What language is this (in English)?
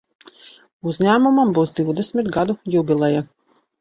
Latvian